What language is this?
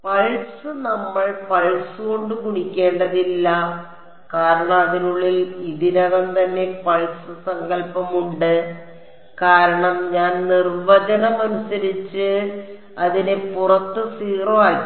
Malayalam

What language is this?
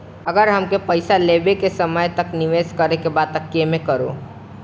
Bhojpuri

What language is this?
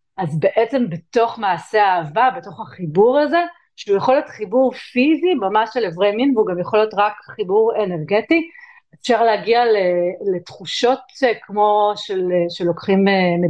Hebrew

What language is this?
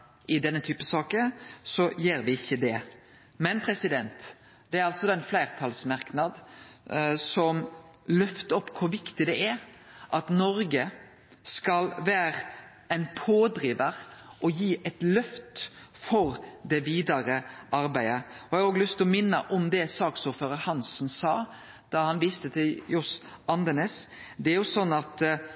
Norwegian Nynorsk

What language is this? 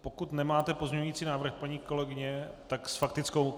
Czech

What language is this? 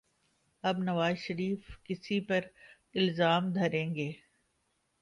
Urdu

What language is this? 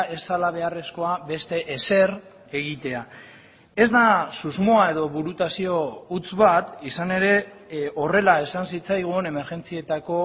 Basque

